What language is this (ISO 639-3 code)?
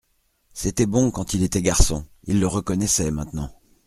fra